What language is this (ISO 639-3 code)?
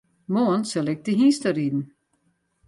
fry